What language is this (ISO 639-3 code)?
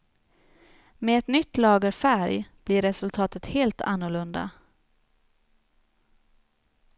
swe